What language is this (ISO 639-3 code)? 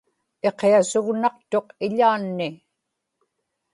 ipk